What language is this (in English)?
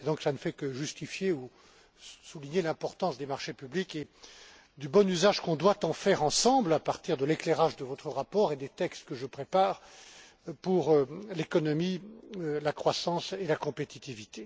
French